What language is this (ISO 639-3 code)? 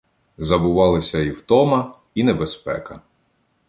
ukr